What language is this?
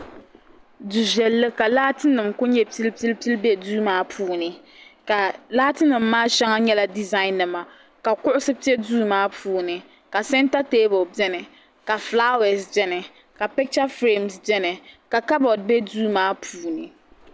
Dagbani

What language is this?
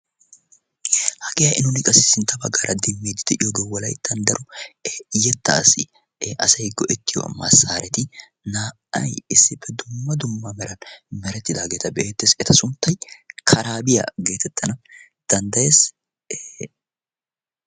Wolaytta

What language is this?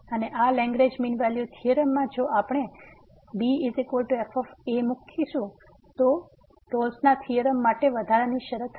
Gujarati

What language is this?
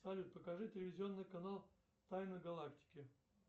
Russian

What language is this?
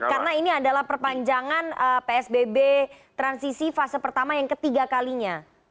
Indonesian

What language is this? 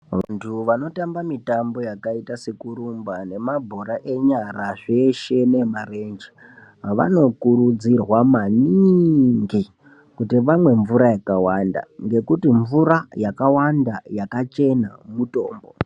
Ndau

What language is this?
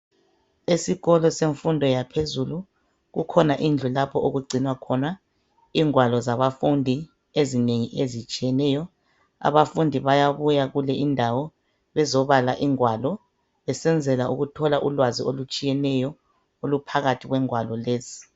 North Ndebele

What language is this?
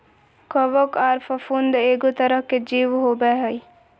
Magahi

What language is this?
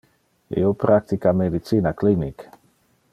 Interlingua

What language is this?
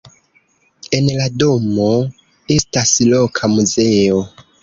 Esperanto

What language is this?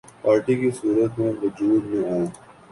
Urdu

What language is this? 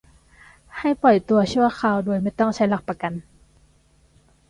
Thai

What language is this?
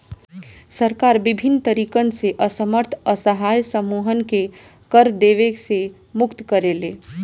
Bhojpuri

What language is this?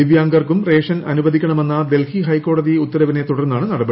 Malayalam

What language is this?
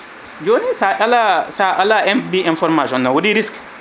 Fula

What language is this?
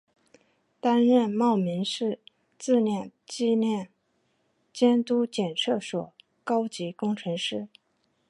Chinese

